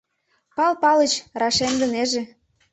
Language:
Mari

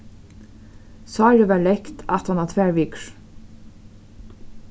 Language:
Faroese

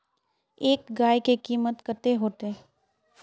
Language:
Magahi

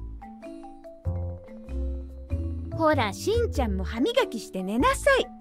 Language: Japanese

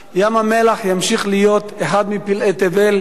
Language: Hebrew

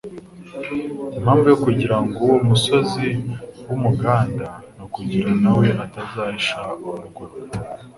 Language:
Kinyarwanda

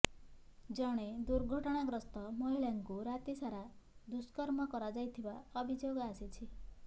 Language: Odia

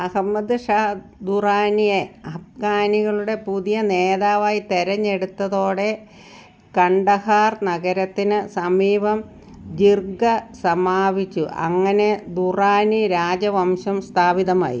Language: Malayalam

